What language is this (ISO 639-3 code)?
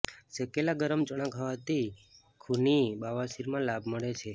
guj